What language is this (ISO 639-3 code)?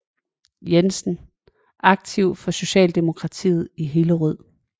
dan